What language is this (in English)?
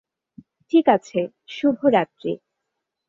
Bangla